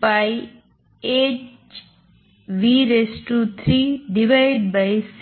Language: Gujarati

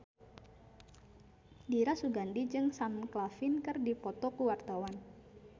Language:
Sundanese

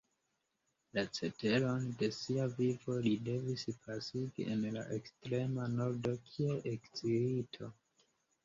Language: Esperanto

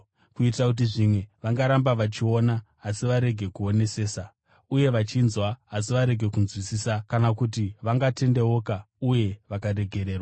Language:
Shona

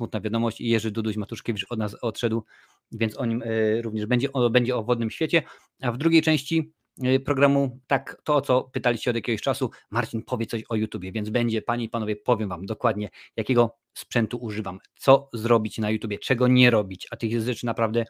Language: Polish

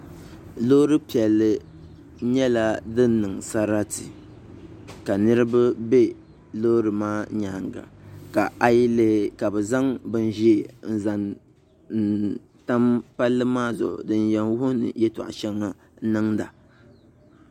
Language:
Dagbani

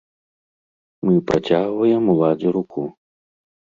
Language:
Belarusian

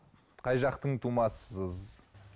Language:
Kazakh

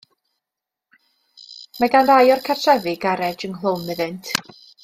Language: Welsh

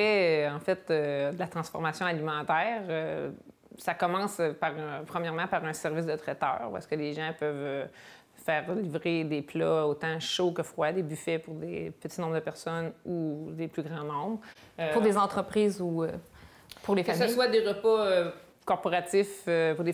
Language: French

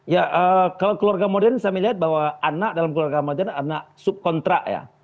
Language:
Indonesian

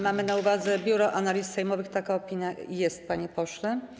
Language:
Polish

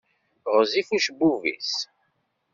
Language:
Kabyle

